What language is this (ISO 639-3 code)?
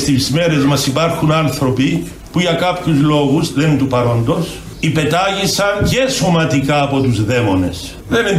ell